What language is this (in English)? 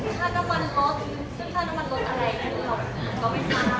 Thai